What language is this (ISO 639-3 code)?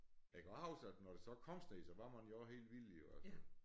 dan